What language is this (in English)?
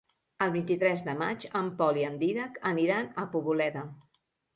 Catalan